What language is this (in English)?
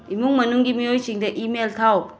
Manipuri